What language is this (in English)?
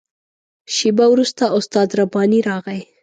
Pashto